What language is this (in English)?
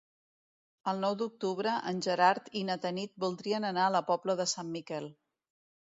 Catalan